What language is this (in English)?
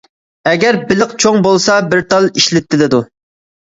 Uyghur